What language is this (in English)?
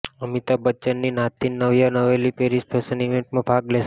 Gujarati